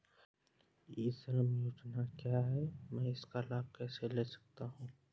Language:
Hindi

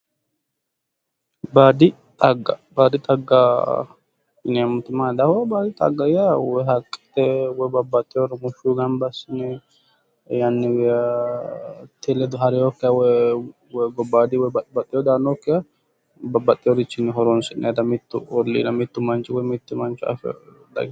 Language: Sidamo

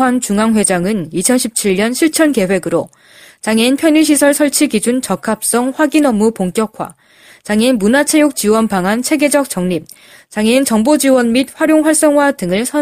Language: Korean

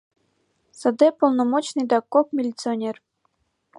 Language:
Mari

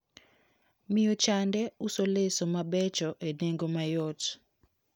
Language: Luo (Kenya and Tanzania)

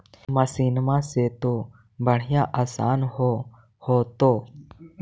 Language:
Magahi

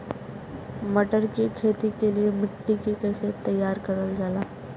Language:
Bhojpuri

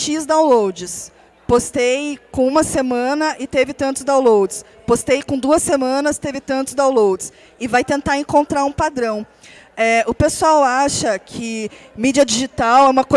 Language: Portuguese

